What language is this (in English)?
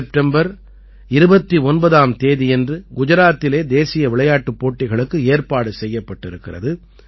Tamil